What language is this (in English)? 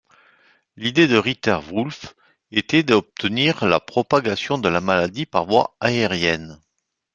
French